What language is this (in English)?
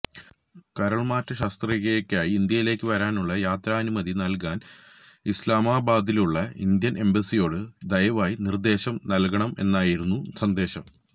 Malayalam